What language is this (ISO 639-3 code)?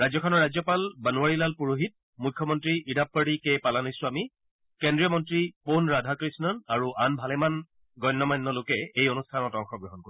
asm